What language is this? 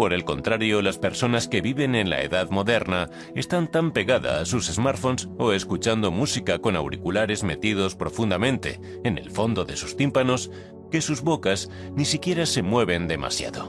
Spanish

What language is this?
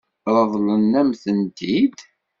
Kabyle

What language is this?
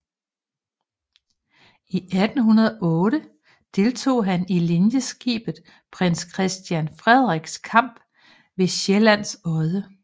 Danish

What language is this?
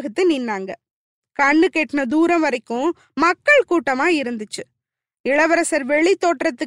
Tamil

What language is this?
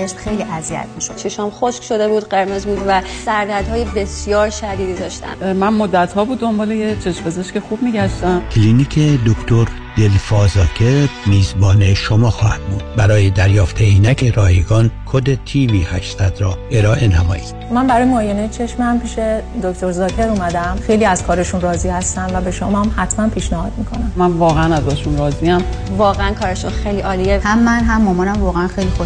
Persian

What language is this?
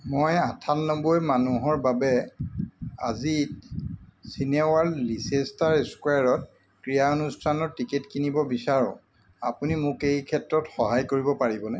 Assamese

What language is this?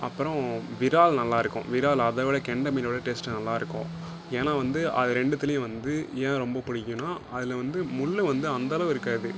Tamil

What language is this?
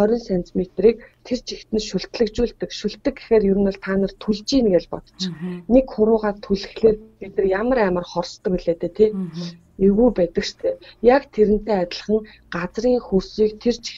Russian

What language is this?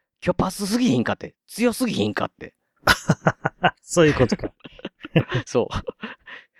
Japanese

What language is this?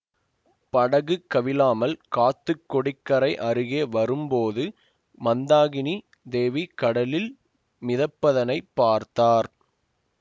Tamil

